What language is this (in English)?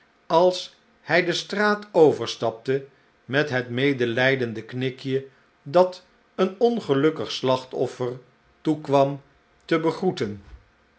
Dutch